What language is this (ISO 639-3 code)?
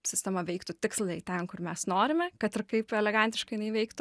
lit